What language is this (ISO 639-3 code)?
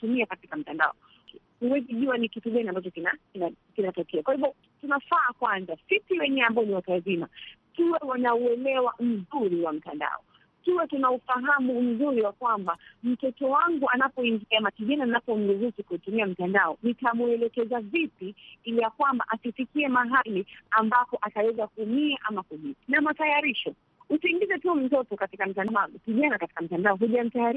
swa